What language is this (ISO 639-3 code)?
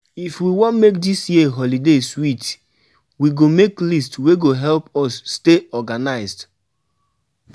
pcm